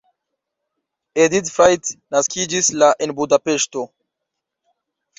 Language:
Esperanto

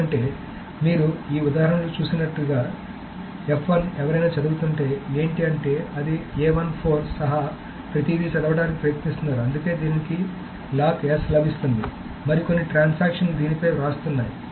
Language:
Telugu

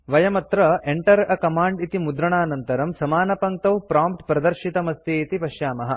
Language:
Sanskrit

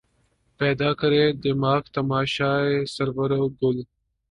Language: Urdu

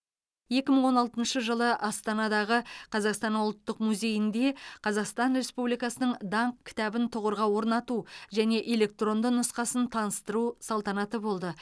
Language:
Kazakh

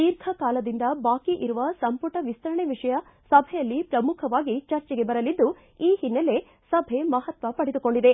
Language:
Kannada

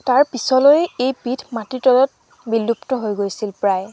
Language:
Assamese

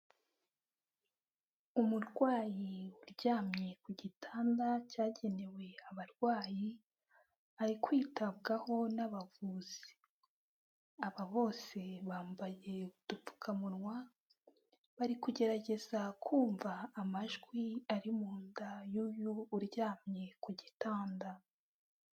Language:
Kinyarwanda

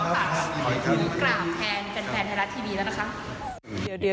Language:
Thai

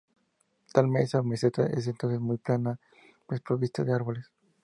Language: Spanish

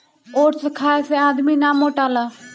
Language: Bhojpuri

